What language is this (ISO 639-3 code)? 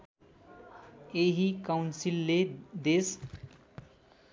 nep